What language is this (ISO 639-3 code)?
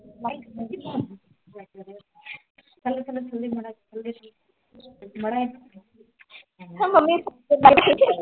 pan